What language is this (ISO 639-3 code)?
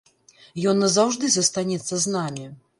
bel